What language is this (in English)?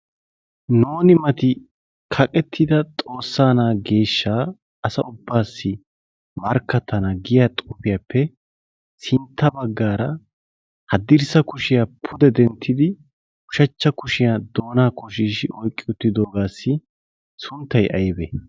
Wolaytta